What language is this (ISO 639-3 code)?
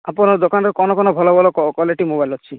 ori